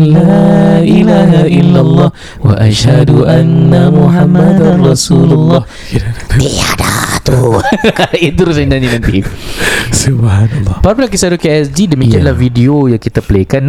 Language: Malay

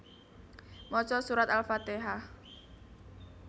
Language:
Javanese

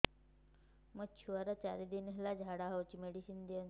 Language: Odia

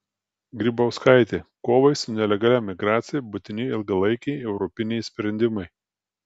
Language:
Lithuanian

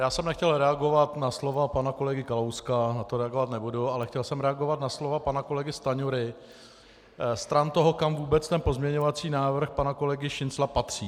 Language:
Czech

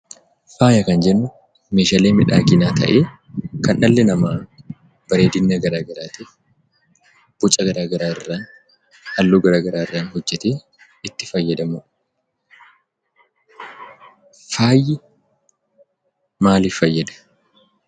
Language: Oromo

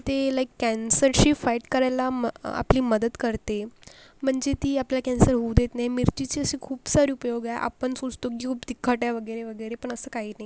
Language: Marathi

